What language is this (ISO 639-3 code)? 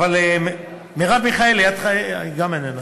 heb